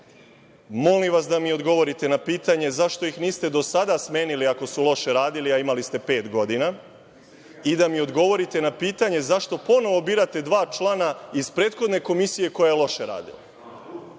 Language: Serbian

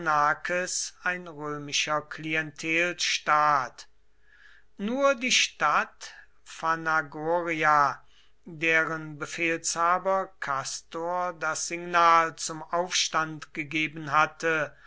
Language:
German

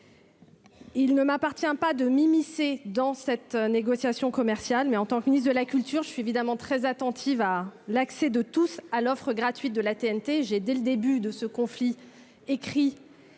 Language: French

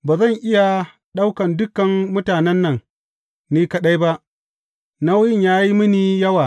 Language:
Hausa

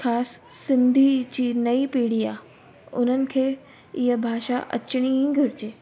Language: Sindhi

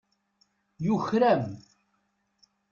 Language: Kabyle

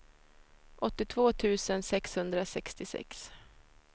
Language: Swedish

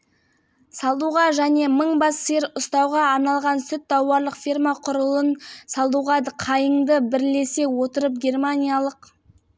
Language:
Kazakh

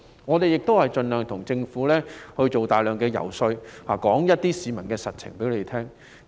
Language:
Cantonese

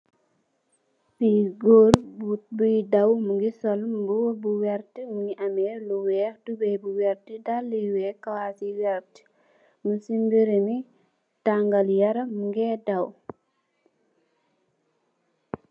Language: Wolof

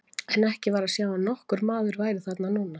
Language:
Icelandic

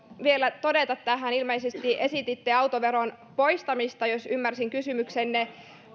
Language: Finnish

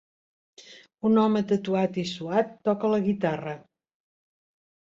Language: Catalan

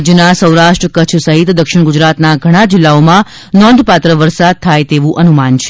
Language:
Gujarati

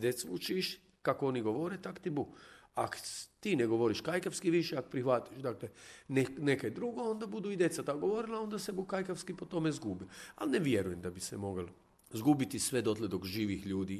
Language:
Croatian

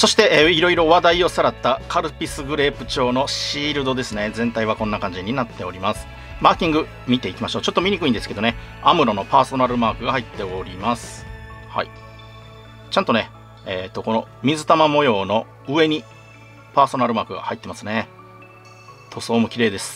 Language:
Japanese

